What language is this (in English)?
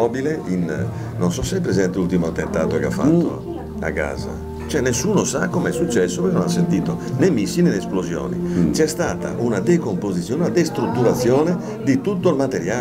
Italian